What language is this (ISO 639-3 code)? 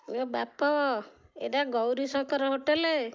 ori